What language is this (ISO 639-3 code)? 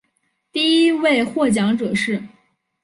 zho